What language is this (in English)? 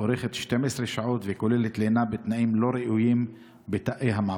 Hebrew